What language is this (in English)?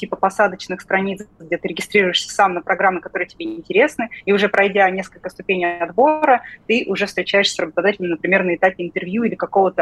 Russian